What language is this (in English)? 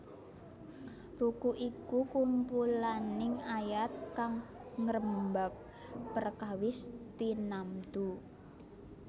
Javanese